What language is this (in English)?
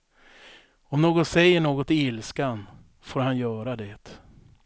Swedish